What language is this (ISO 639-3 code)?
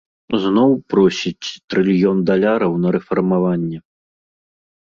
bel